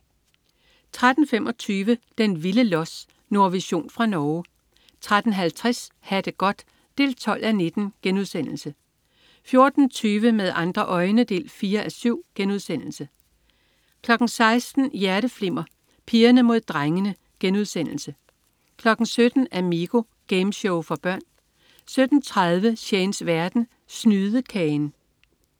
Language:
Danish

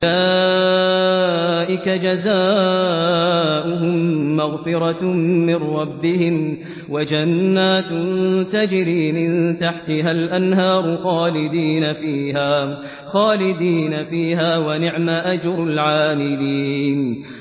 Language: Arabic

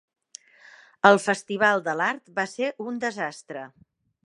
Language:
Catalan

